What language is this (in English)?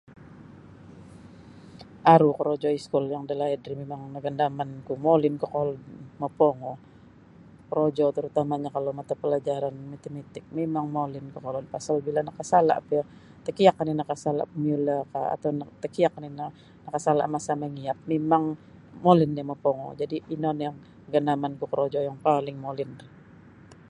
Sabah Bisaya